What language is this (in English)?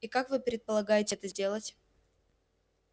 Russian